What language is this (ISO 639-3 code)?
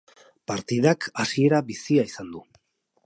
eus